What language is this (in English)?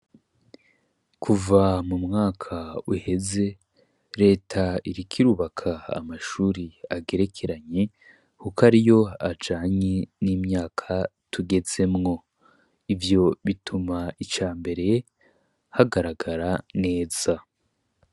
Rundi